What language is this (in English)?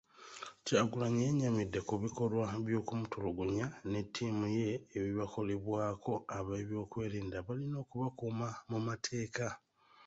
Ganda